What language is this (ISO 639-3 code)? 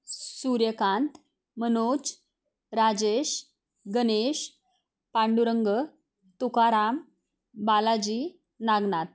mar